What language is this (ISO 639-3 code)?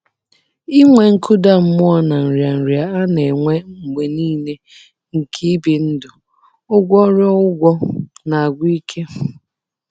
ibo